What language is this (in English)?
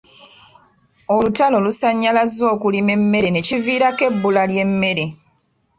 Ganda